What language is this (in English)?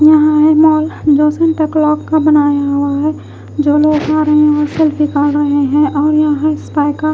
Hindi